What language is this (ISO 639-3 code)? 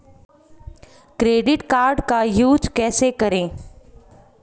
hin